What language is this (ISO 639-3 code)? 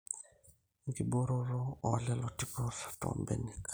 mas